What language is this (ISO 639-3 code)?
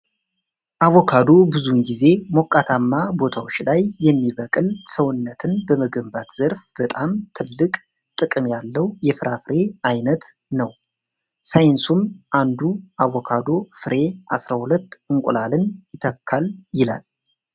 amh